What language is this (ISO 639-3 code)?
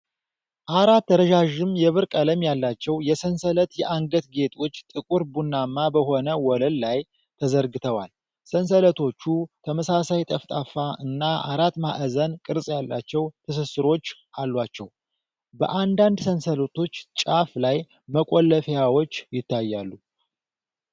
amh